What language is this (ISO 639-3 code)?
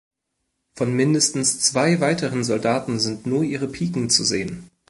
deu